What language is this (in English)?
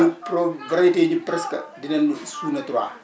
Wolof